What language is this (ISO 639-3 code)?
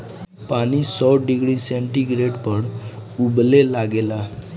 bho